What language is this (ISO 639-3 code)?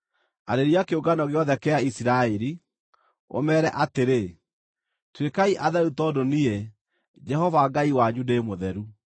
kik